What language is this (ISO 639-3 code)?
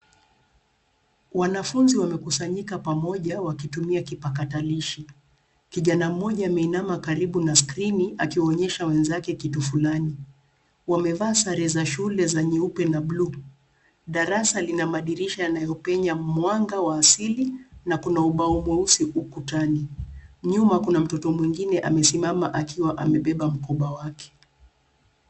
swa